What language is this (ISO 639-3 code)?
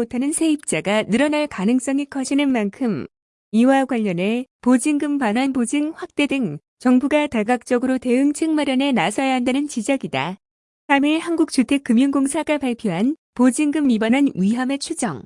kor